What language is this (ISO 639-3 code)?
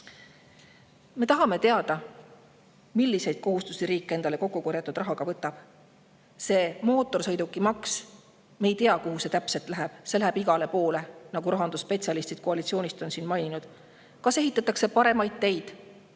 est